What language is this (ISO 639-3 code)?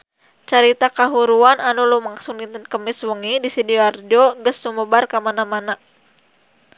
sun